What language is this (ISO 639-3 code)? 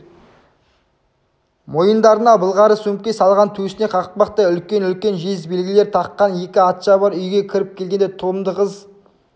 kaz